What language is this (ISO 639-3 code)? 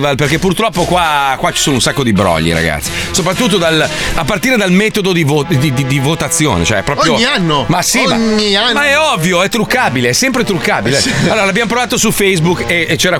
ita